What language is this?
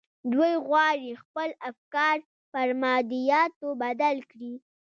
Pashto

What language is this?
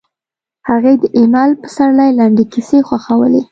Pashto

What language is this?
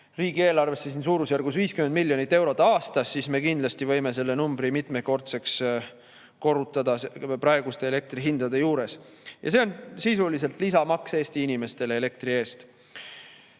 Estonian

